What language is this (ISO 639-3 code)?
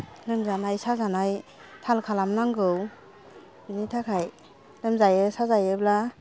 brx